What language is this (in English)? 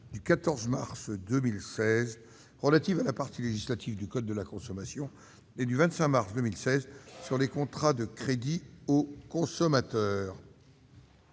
French